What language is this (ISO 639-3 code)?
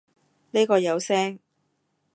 yue